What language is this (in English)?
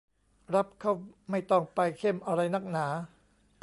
Thai